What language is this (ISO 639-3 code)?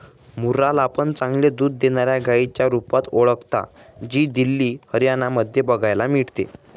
mar